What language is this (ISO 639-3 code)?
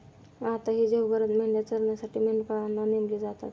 mar